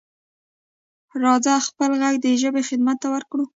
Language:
Pashto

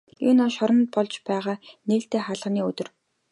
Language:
Mongolian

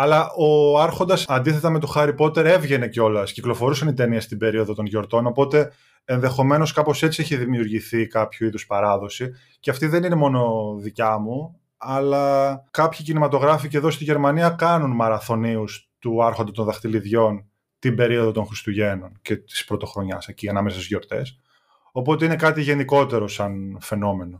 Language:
Greek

